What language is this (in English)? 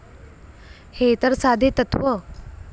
Marathi